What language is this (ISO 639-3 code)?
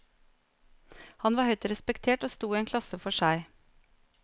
nor